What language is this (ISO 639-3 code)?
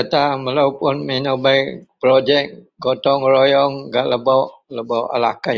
mel